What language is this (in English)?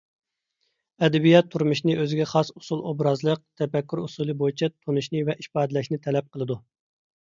Uyghur